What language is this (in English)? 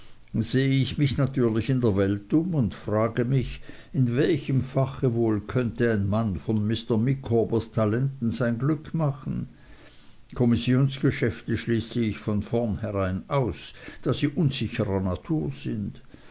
German